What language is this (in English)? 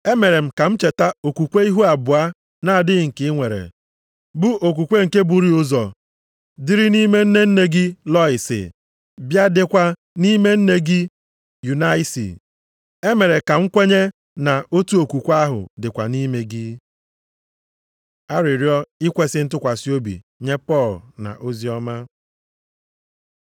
Igbo